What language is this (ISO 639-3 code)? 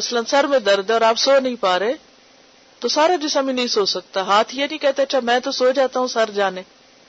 urd